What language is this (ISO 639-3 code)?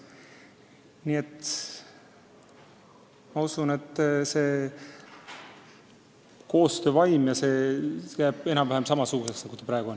est